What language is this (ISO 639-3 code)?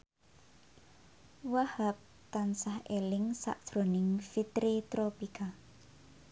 jav